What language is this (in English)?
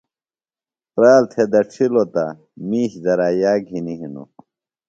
Phalura